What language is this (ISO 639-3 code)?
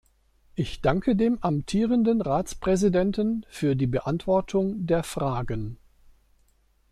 deu